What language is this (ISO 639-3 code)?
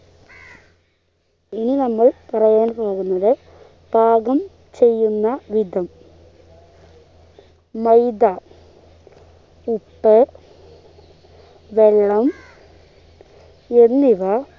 mal